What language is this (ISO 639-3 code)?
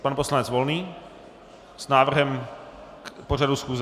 ces